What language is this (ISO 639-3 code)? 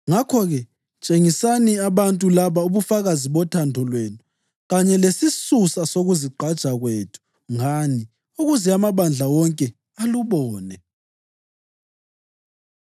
nde